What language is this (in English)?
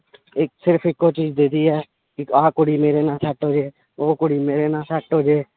Punjabi